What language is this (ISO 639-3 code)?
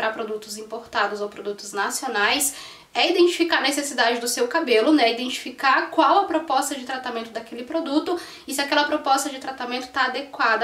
por